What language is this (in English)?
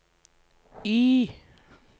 Norwegian